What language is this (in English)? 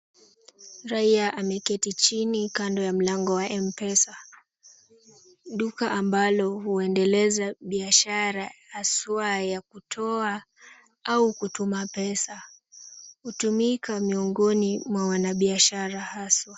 Swahili